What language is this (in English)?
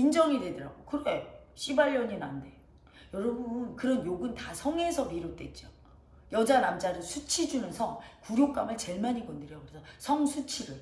Korean